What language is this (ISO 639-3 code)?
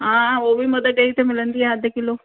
snd